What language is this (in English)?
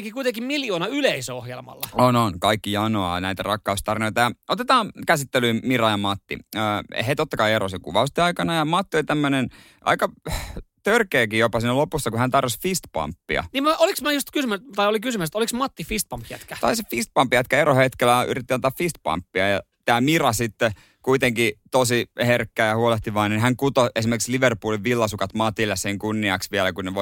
Finnish